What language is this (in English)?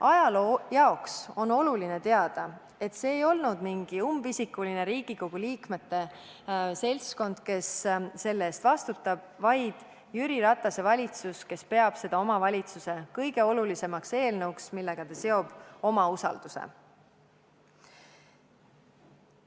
Estonian